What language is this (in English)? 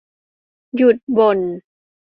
Thai